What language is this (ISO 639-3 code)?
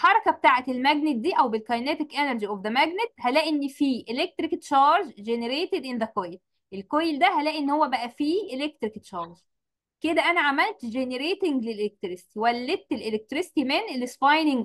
ara